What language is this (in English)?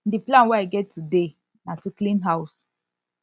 Nigerian Pidgin